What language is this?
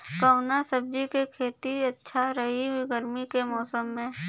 Bhojpuri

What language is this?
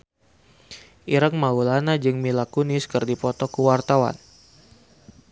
Sundanese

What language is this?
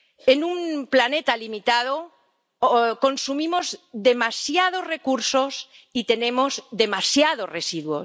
Spanish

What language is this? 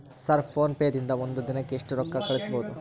Kannada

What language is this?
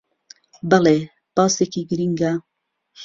Central Kurdish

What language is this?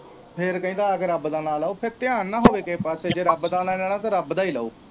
Punjabi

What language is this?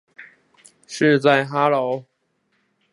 Chinese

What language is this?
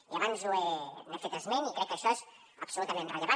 Catalan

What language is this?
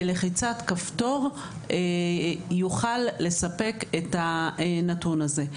Hebrew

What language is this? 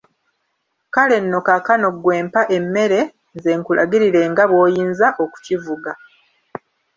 Ganda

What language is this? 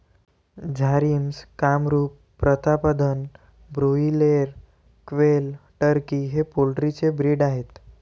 Marathi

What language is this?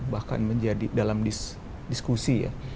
Indonesian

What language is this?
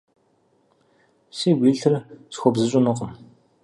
Kabardian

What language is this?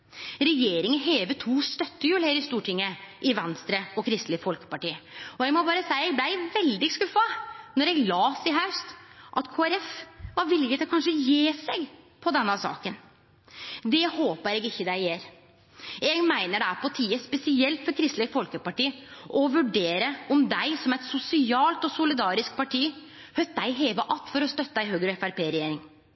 Norwegian Nynorsk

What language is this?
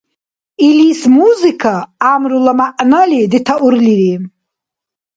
Dargwa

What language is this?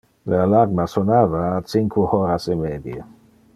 Interlingua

